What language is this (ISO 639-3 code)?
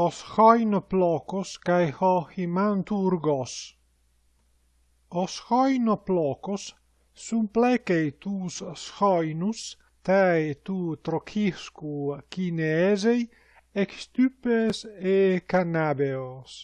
ell